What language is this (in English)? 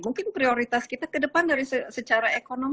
Indonesian